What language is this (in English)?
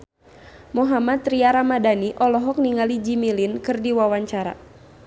Sundanese